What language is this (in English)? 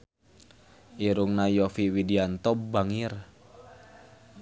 Sundanese